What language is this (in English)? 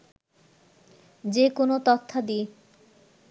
Bangla